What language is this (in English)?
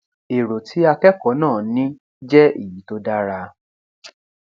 Yoruba